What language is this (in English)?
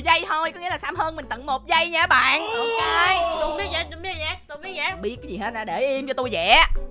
Vietnamese